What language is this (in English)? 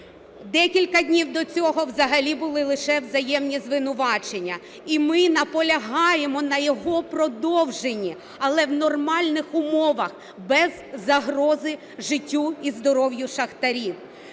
Ukrainian